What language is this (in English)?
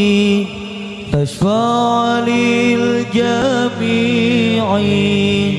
Arabic